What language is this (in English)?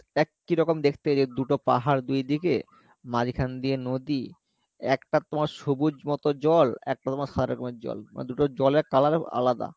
Bangla